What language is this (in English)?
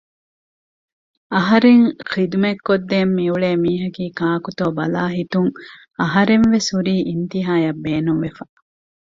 Divehi